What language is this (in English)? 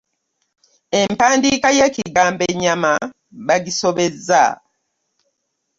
Ganda